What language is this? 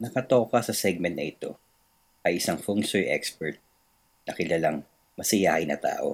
Filipino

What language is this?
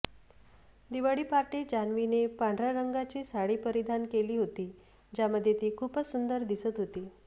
Marathi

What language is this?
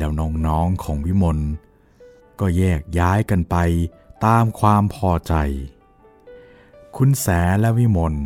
Thai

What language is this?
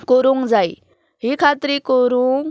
Konkani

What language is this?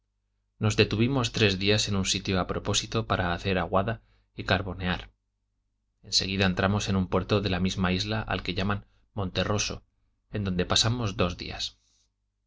Spanish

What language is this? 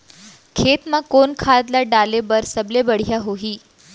Chhattisgarhi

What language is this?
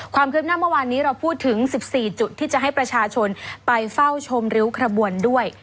Thai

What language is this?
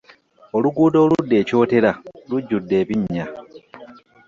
Ganda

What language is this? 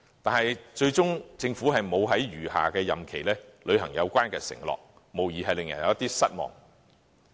Cantonese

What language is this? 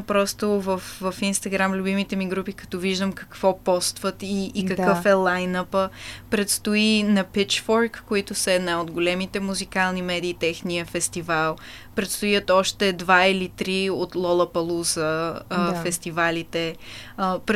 Bulgarian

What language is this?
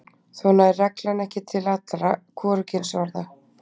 Icelandic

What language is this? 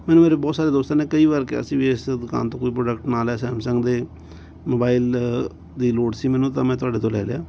Punjabi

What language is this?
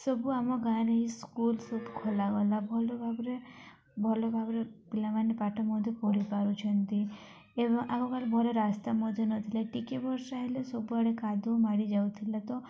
Odia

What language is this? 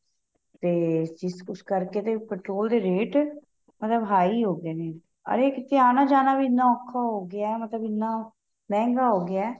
Punjabi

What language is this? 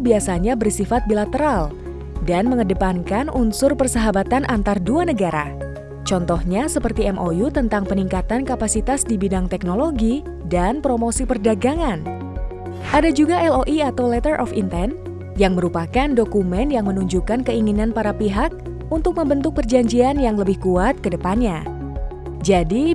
Indonesian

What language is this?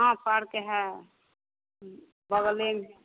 Hindi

